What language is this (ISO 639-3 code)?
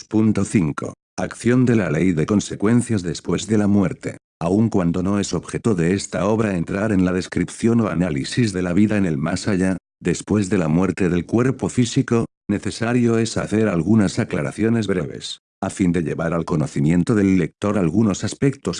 spa